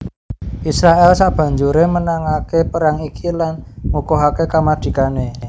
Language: Javanese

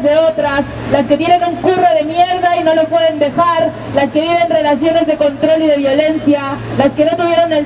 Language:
Spanish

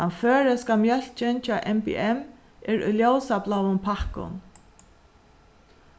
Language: Faroese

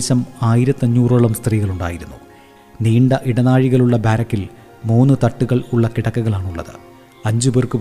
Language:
Malayalam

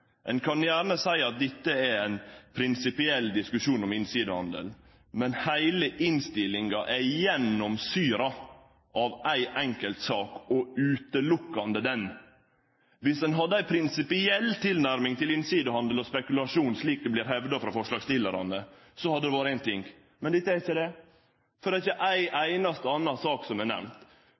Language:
Norwegian Nynorsk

